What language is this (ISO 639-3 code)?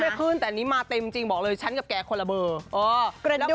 tha